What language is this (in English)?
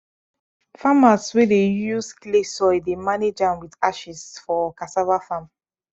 Nigerian Pidgin